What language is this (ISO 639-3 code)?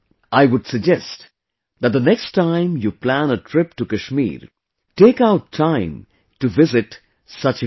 eng